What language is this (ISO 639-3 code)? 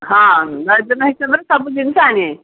ori